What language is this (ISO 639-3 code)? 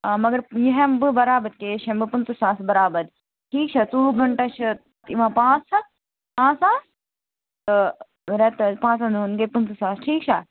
kas